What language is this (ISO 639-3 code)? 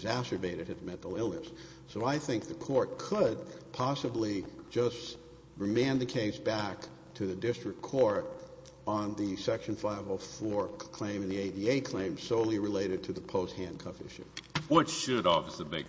eng